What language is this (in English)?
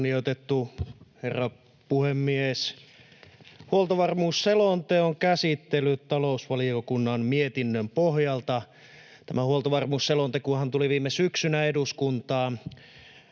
Finnish